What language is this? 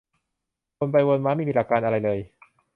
Thai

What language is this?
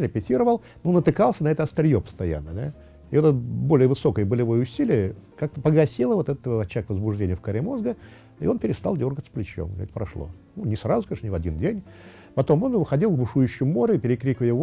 Russian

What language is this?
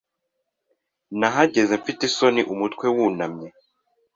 Kinyarwanda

